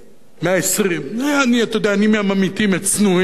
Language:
Hebrew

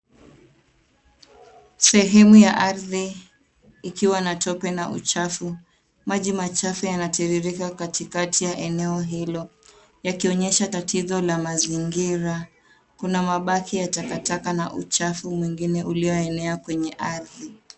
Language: Swahili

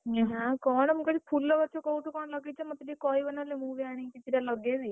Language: Odia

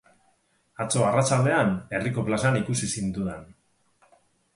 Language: Basque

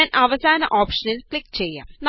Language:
Malayalam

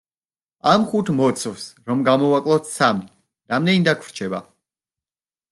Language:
Georgian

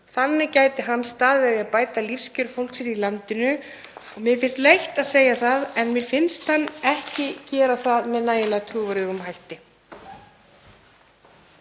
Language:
Icelandic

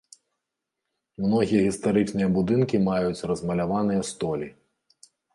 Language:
Belarusian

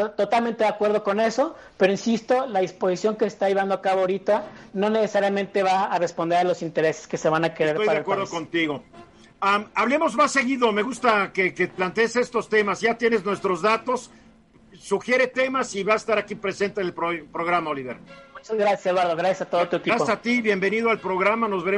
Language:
Spanish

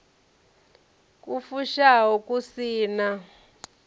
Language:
Venda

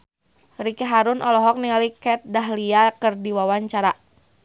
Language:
Sundanese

